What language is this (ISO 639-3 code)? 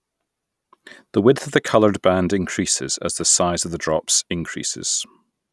eng